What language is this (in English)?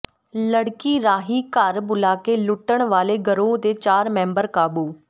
Punjabi